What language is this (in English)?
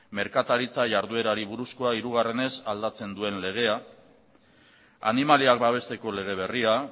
Basque